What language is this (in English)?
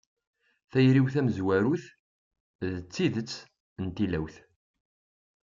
Kabyle